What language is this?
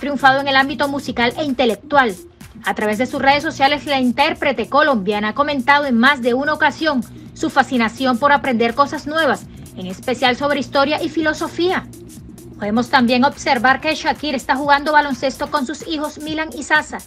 Spanish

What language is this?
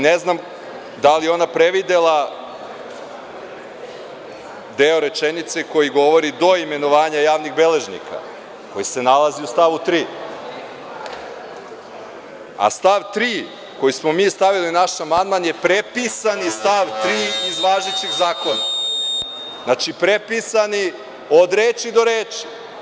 Serbian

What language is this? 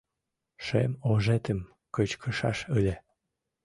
Mari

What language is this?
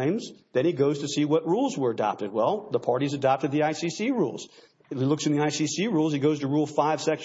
English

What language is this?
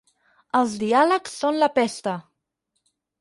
Catalan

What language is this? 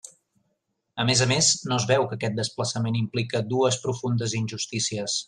Catalan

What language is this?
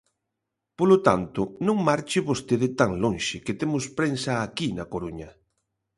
Galician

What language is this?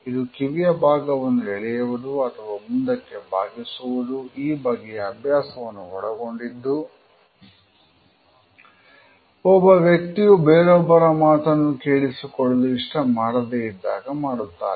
Kannada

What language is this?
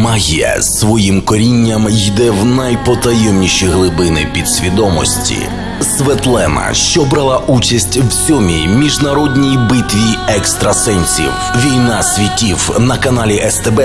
Ukrainian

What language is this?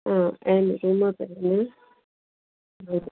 Sindhi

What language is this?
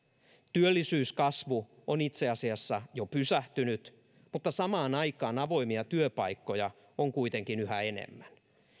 Finnish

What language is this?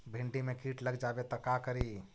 Magahi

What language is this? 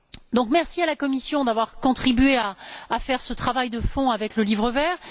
French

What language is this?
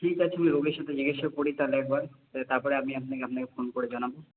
Bangla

